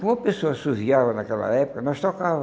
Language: Portuguese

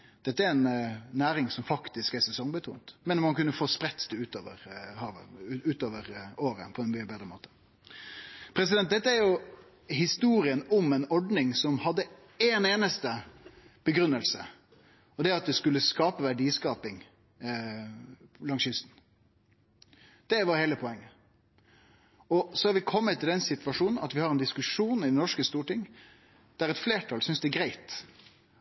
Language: Norwegian Nynorsk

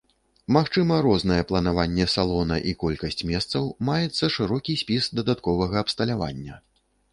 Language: Belarusian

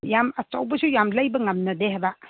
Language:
Manipuri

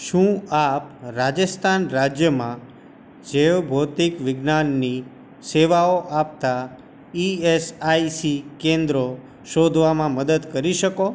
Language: Gujarati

